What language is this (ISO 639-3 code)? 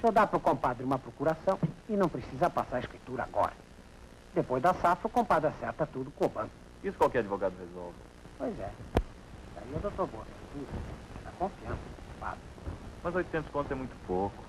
por